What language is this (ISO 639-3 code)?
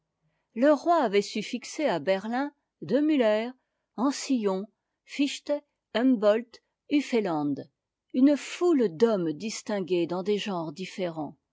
fra